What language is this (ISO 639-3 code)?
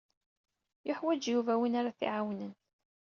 kab